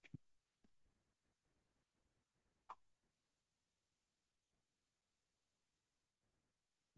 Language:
English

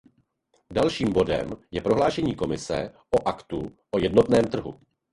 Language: Czech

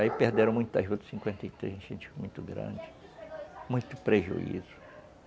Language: Portuguese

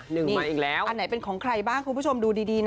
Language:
Thai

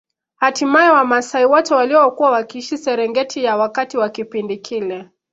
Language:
Swahili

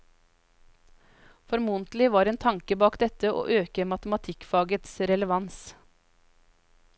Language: Norwegian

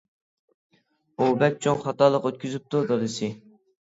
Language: Uyghur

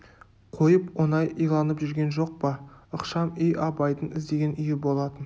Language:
Kazakh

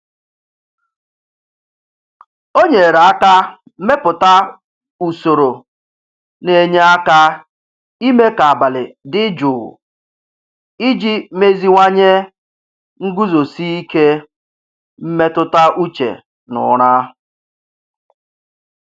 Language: Igbo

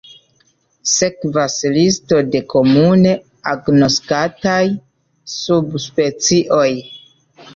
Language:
Esperanto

